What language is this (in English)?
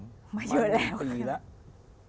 Thai